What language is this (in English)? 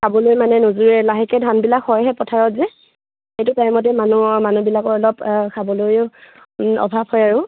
Assamese